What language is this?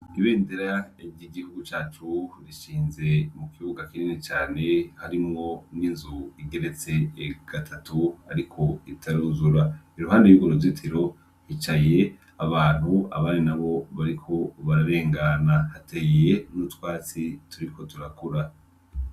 Rundi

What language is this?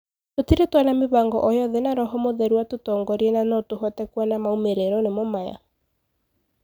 Kikuyu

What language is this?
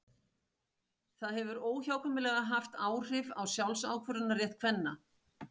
Icelandic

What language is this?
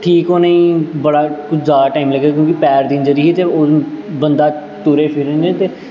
Dogri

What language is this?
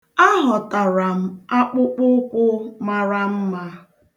Igbo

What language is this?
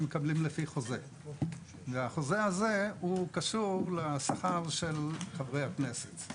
Hebrew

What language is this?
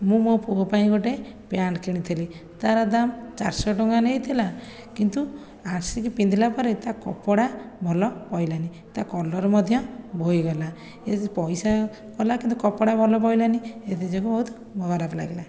Odia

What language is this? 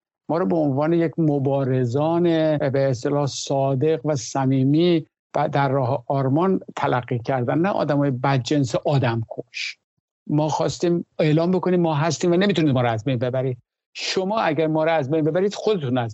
Persian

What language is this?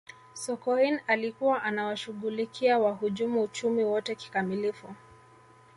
Swahili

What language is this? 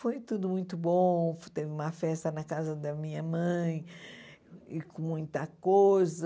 Portuguese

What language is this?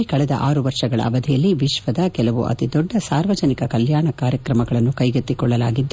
Kannada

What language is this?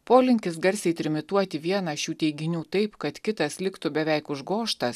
Lithuanian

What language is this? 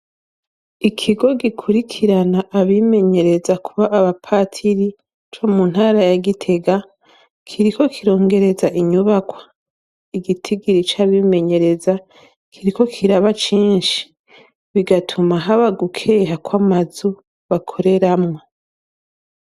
Rundi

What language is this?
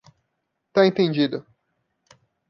Portuguese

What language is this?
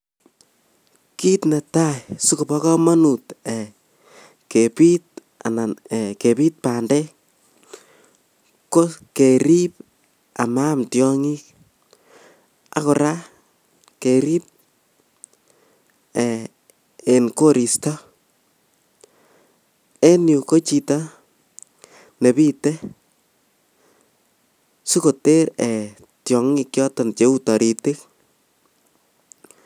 Kalenjin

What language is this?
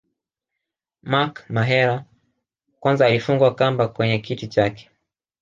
Swahili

